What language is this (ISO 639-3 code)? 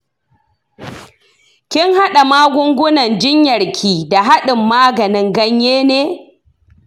hau